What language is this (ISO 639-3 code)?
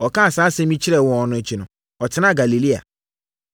aka